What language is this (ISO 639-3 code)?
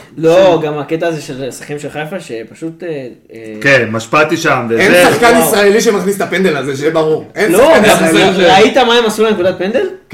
heb